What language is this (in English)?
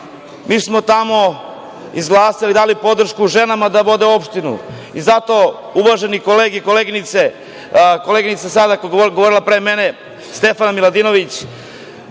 Serbian